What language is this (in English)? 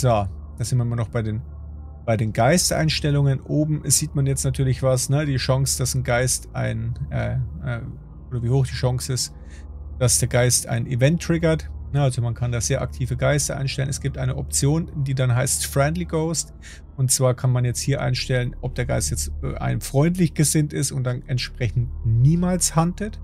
German